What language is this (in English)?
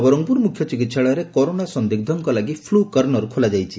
Odia